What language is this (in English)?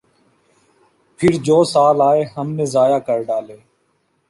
Urdu